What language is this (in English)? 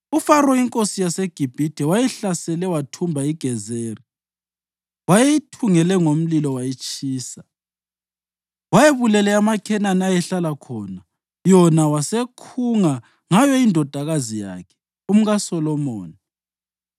North Ndebele